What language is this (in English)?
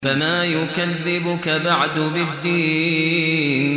Arabic